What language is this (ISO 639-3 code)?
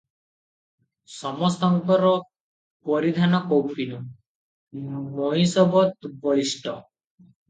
ori